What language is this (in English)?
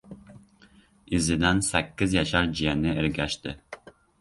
Uzbek